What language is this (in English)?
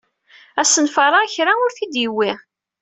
Kabyle